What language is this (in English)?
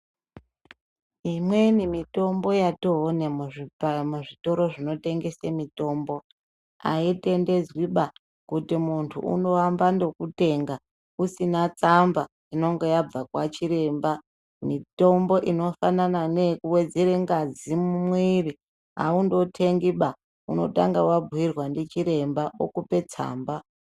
Ndau